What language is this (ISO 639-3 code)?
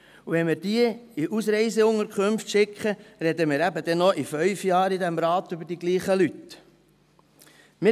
gsw